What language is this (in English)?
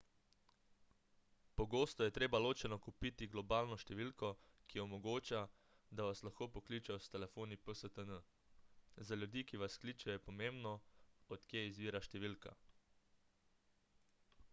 Slovenian